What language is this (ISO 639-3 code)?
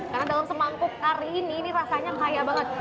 ind